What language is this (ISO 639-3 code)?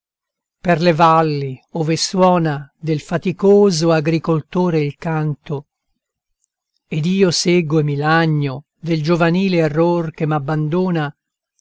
ita